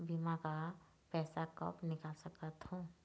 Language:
Chhattisgarhi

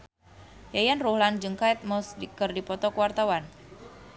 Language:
Sundanese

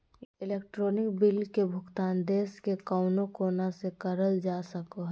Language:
Magahi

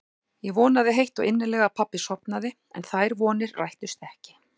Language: Icelandic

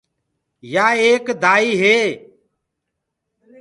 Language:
Gurgula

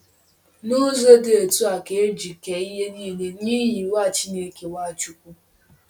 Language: Igbo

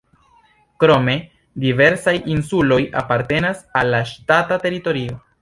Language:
Esperanto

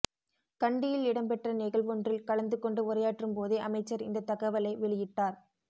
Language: Tamil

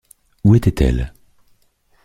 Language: French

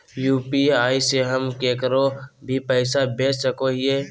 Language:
Magahi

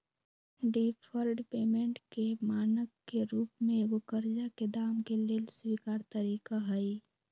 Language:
Magahi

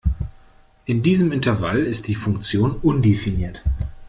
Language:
German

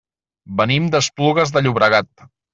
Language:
Catalan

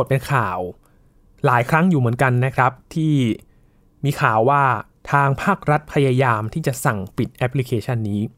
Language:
Thai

